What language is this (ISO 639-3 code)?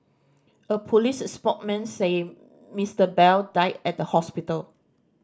eng